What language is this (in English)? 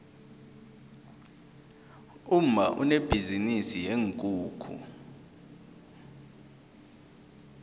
South Ndebele